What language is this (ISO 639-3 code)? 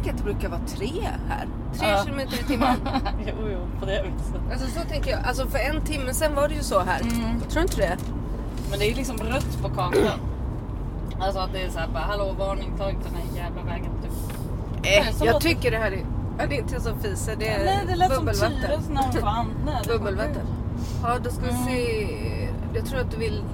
swe